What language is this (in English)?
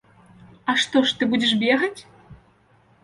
Belarusian